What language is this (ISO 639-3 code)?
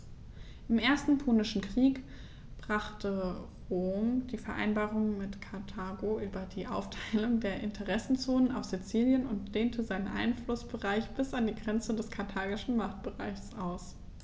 deu